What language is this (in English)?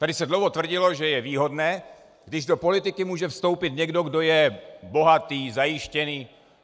Czech